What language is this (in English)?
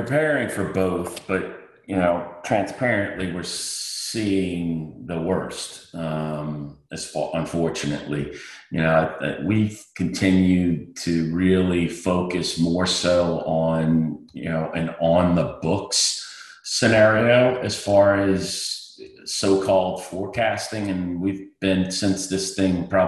English